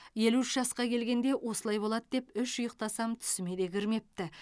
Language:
Kazakh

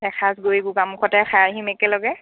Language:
Assamese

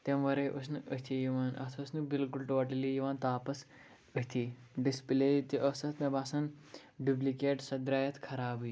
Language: Kashmiri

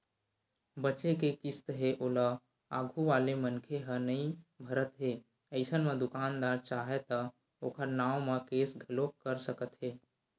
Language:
Chhattisgarhi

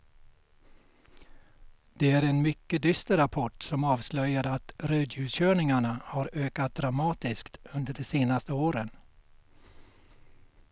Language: Swedish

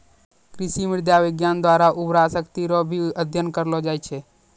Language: Maithili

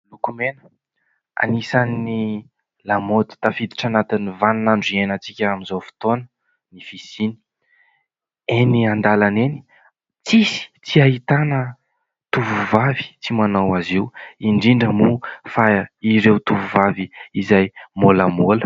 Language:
Malagasy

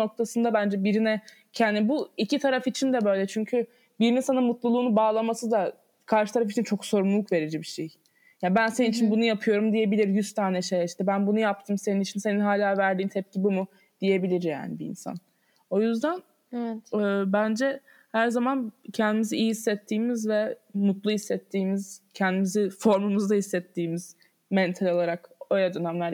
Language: Turkish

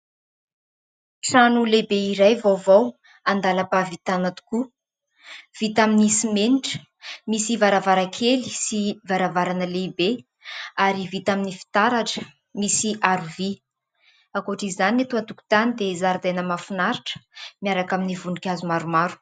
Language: Malagasy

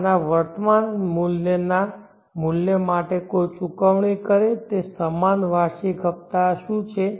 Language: Gujarati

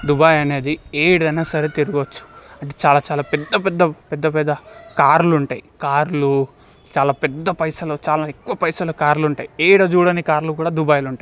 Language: Telugu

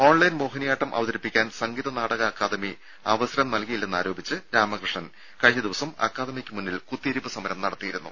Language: Malayalam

